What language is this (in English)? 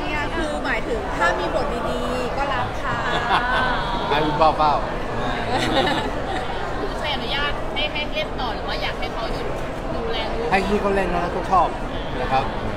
Thai